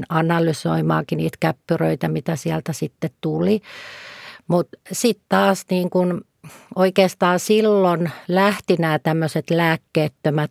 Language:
Finnish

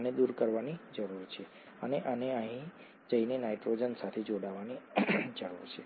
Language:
Gujarati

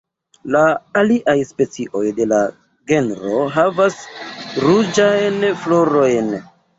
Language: Esperanto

